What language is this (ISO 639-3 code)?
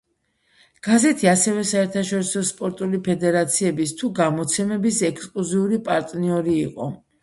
kat